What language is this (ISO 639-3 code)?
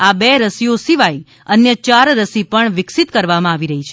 guj